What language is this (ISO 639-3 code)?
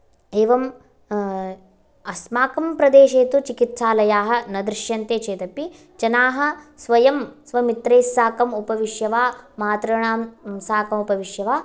san